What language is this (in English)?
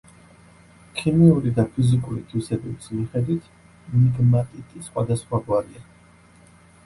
Georgian